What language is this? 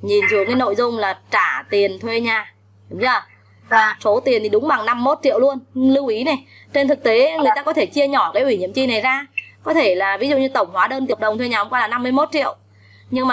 Vietnamese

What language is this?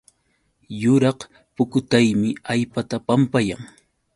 Yauyos Quechua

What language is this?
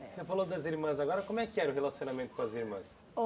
Portuguese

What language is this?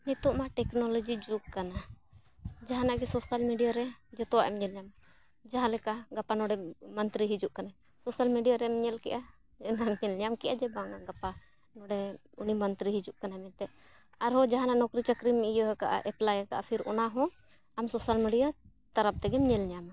Santali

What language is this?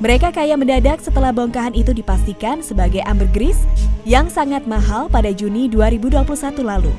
Indonesian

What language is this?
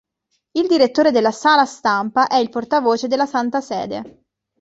Italian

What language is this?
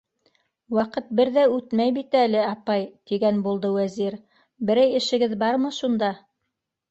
Bashkir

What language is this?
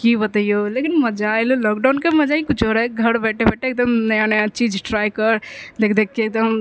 Maithili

